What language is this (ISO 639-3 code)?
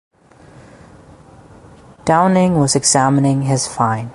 eng